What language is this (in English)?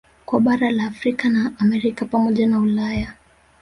Swahili